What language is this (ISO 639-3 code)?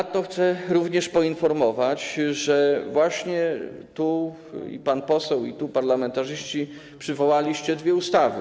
pol